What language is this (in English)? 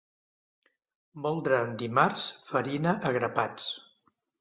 Catalan